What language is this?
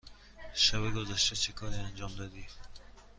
Persian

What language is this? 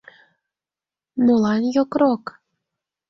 Mari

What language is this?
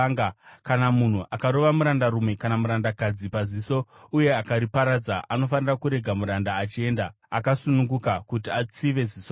Shona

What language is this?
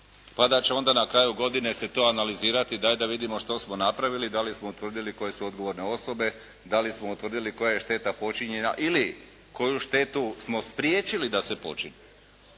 Croatian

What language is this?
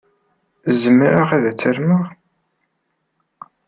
Kabyle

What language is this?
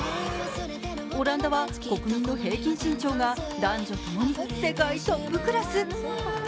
Japanese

